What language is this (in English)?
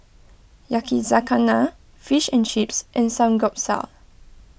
English